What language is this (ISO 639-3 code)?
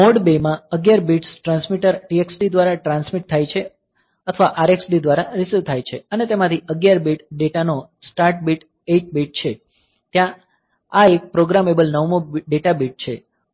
guj